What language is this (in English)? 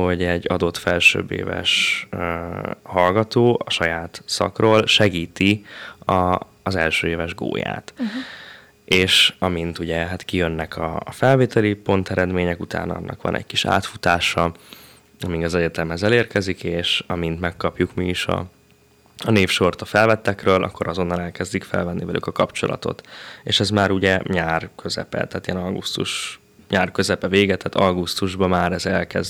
Hungarian